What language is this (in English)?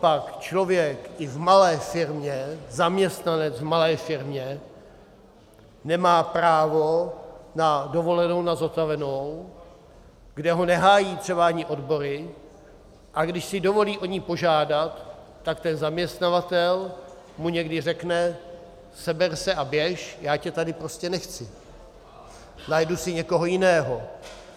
Czech